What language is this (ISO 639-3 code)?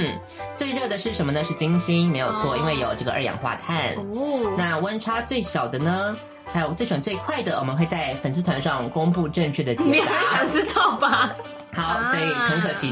zho